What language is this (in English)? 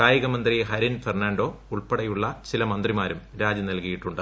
Malayalam